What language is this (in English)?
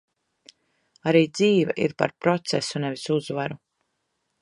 Latvian